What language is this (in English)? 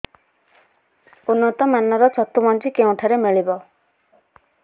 Odia